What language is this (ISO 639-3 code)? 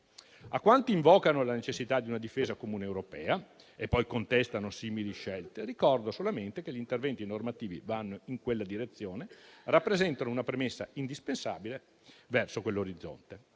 ita